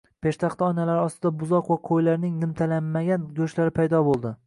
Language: Uzbek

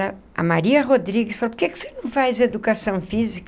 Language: Portuguese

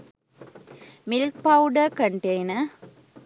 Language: Sinhala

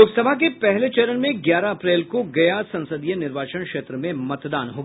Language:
Hindi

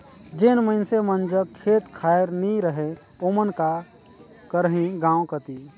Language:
Chhattisgarhi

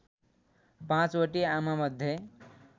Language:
Nepali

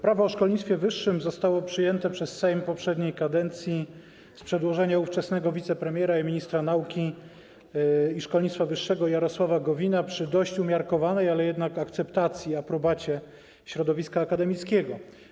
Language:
Polish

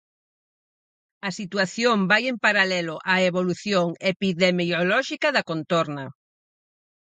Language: Galician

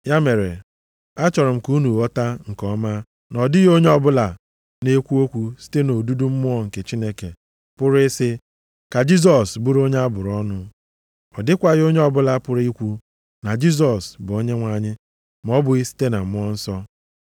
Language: Igbo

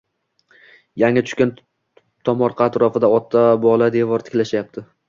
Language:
Uzbek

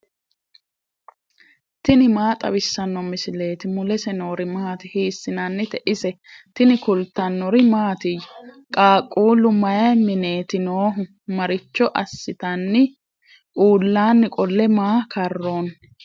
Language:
Sidamo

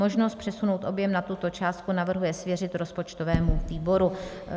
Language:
Czech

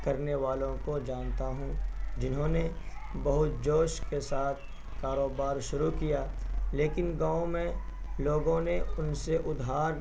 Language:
Urdu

